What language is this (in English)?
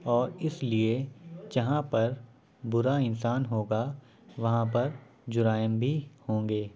Urdu